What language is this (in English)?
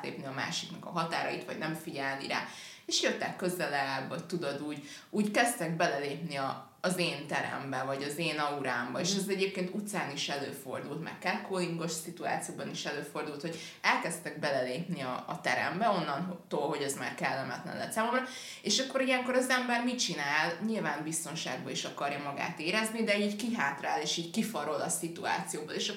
Hungarian